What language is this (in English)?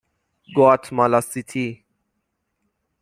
Persian